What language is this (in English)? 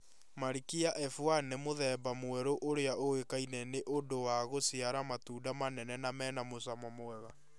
Kikuyu